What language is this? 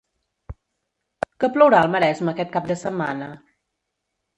Catalan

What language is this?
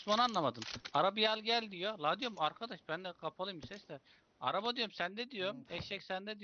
Turkish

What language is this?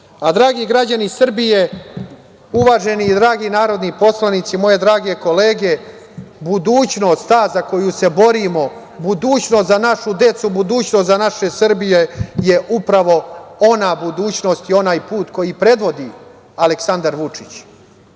Serbian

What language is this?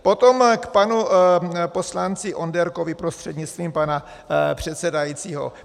Czech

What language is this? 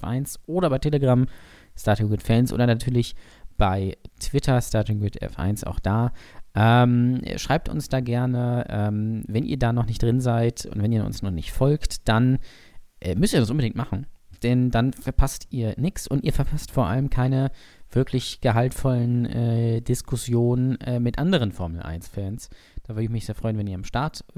German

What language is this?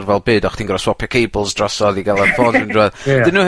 Welsh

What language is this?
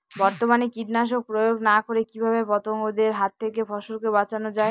Bangla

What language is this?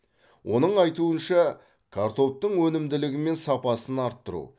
Kazakh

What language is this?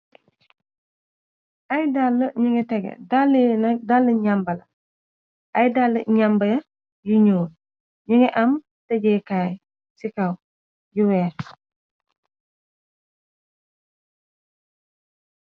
Wolof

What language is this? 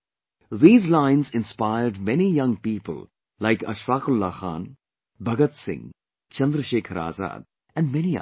English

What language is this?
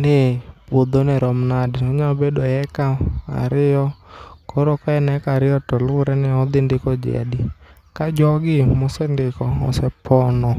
Luo (Kenya and Tanzania)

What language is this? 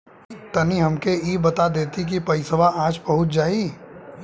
Bhojpuri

